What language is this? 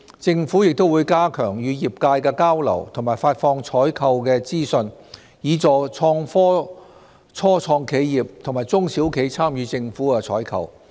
Cantonese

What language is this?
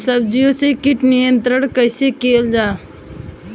Bhojpuri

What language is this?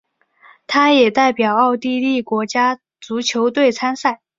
Chinese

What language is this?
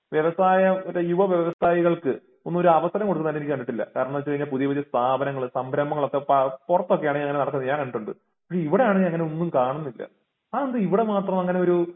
Malayalam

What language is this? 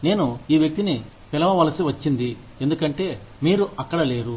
Telugu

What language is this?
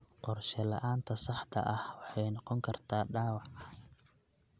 Somali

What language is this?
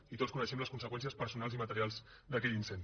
Catalan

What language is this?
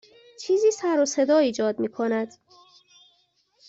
Persian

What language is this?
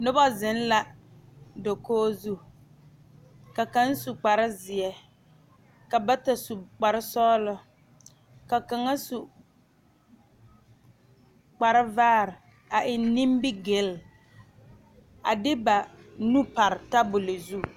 Southern Dagaare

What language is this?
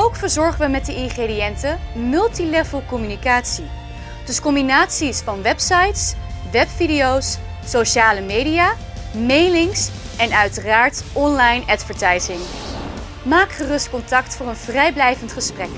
Dutch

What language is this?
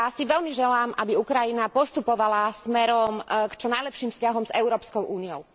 Slovak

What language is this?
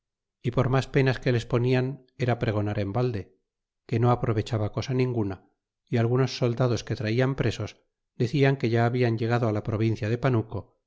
Spanish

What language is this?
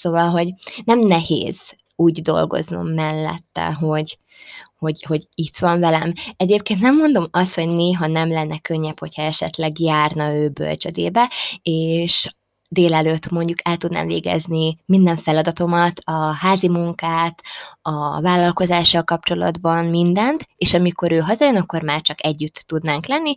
Hungarian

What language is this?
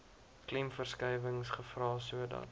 Afrikaans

